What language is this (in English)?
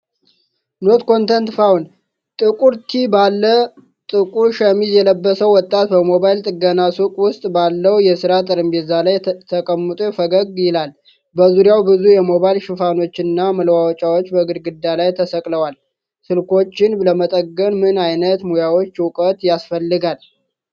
Amharic